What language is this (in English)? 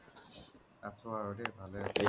Assamese